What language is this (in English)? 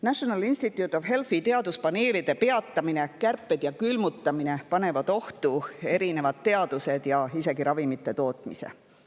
Estonian